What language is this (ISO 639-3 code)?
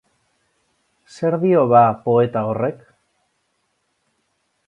eus